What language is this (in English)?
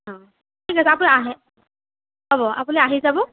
Assamese